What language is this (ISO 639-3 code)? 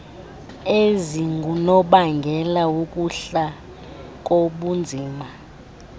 xho